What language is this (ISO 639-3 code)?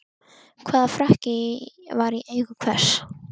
isl